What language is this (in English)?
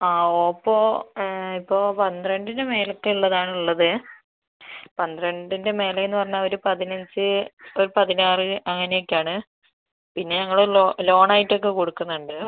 Malayalam